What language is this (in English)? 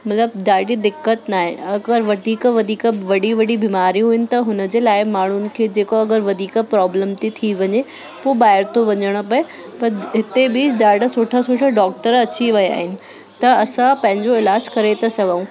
Sindhi